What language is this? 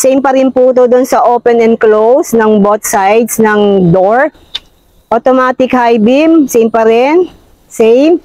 Filipino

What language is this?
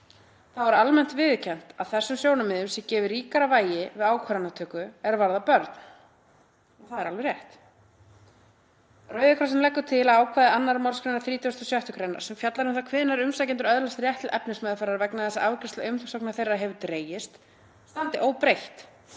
Icelandic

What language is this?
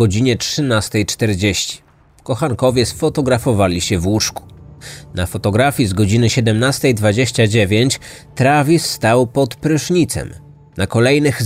Polish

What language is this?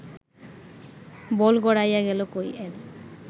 Bangla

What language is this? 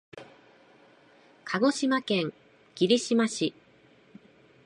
Japanese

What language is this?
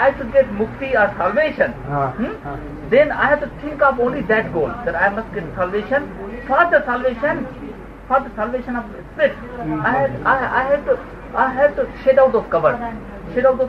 Gujarati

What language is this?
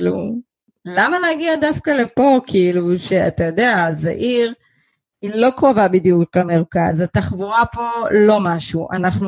Hebrew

